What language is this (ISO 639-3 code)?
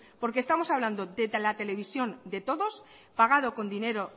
spa